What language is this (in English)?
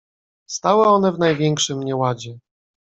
Polish